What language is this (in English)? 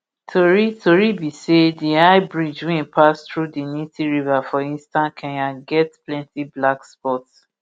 Nigerian Pidgin